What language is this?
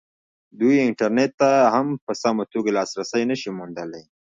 Pashto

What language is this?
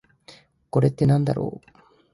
Japanese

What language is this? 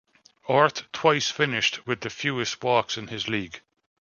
English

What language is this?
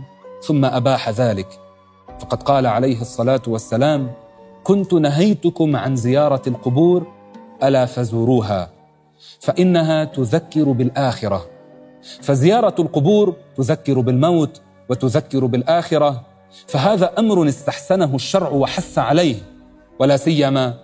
Arabic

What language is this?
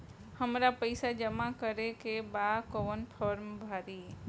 Bhojpuri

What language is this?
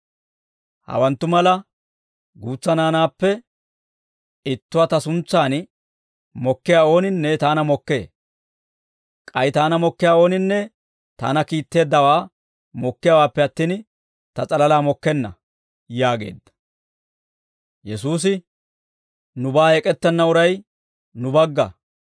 Dawro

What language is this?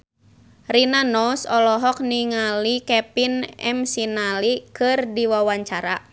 Sundanese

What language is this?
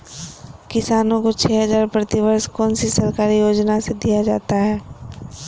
Magahi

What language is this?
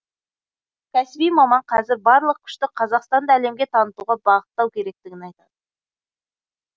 Kazakh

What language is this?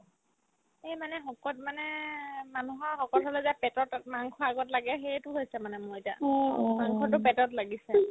Assamese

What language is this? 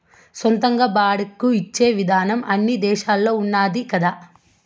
Telugu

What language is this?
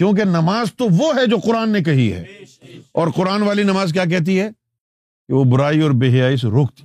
Urdu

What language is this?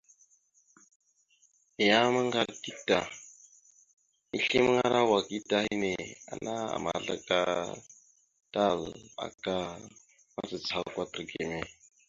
Mada (Cameroon)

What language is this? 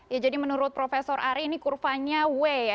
Indonesian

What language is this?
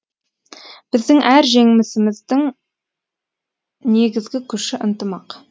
Kazakh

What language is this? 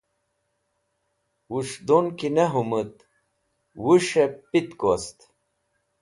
Wakhi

